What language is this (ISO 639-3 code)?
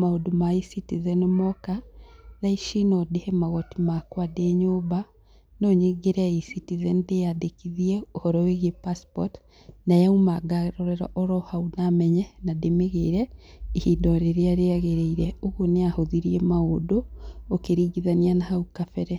kik